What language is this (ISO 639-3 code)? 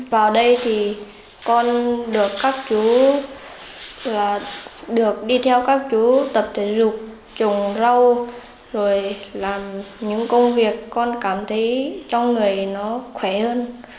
vie